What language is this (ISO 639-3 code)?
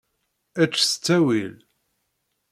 kab